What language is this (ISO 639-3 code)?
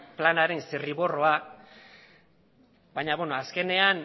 eus